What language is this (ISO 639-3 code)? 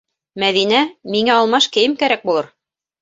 bak